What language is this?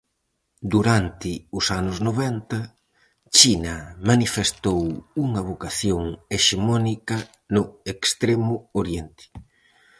Galician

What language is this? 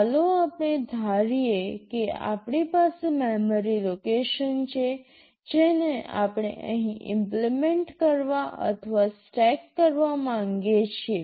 Gujarati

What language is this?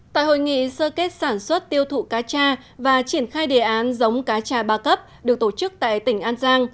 Vietnamese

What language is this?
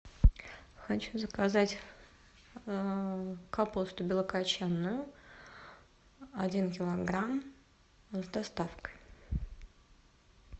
Russian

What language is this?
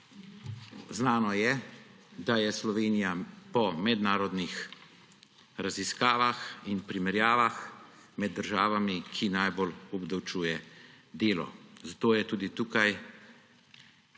Slovenian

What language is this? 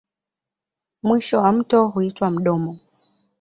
Swahili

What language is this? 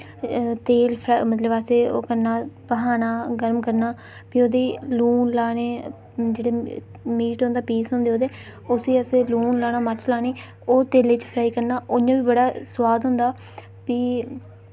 Dogri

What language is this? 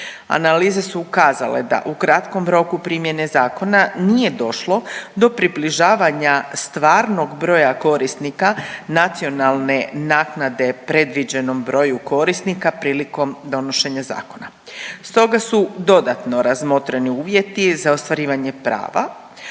Croatian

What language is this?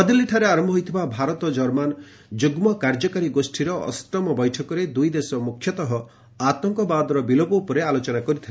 Odia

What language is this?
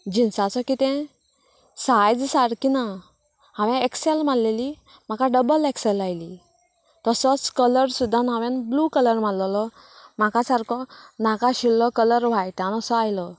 Konkani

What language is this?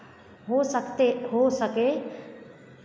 Hindi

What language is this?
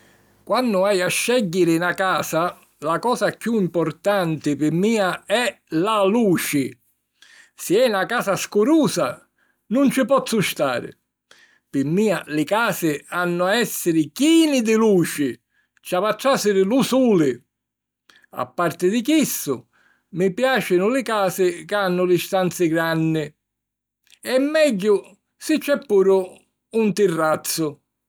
Sicilian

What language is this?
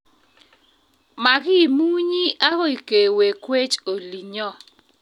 Kalenjin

